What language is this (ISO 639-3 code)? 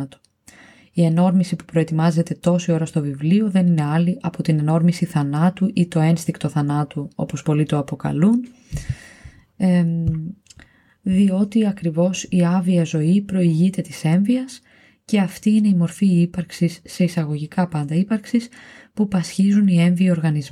ell